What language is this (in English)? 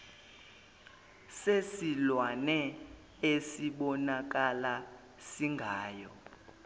Zulu